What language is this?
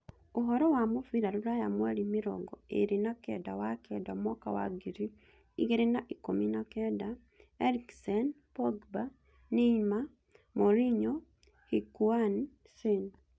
Kikuyu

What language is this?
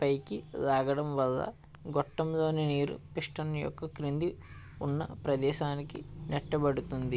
Telugu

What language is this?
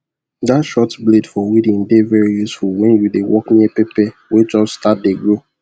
Nigerian Pidgin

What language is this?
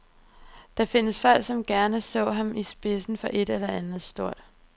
Danish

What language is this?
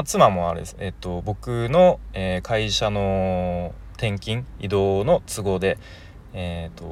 Japanese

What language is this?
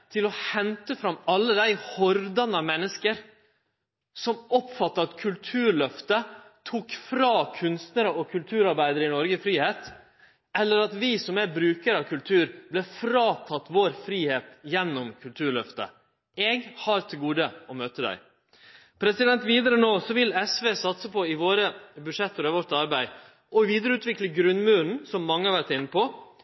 Norwegian Nynorsk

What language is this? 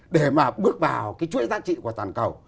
Vietnamese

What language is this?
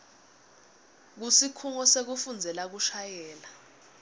Swati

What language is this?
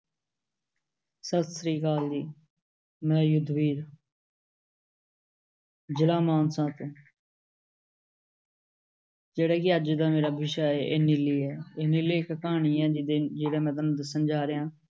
Punjabi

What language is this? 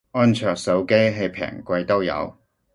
Cantonese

